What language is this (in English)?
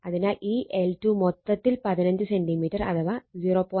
Malayalam